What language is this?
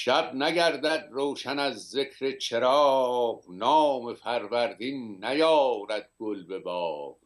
Persian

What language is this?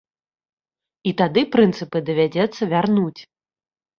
Belarusian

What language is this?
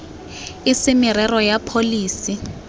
Tswana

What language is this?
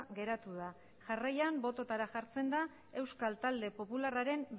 Basque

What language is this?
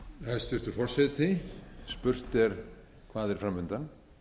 Icelandic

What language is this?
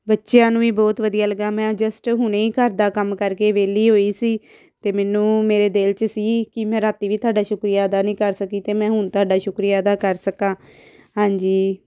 Punjabi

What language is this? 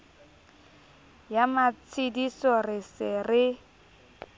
Southern Sotho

